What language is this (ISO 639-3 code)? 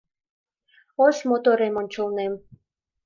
chm